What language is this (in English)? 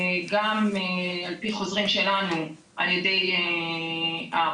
Hebrew